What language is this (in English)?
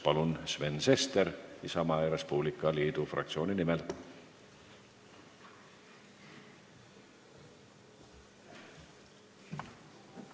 Estonian